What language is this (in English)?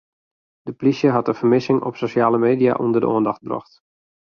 Western Frisian